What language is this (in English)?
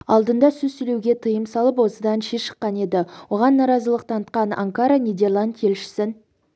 Kazakh